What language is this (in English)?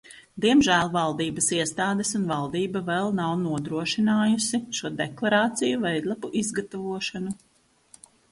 Latvian